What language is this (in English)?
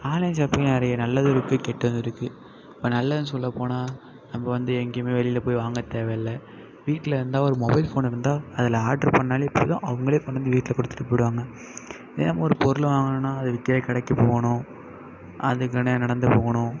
Tamil